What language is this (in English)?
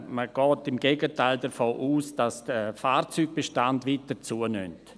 Swiss German